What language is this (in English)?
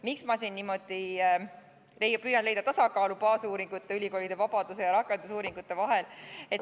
Estonian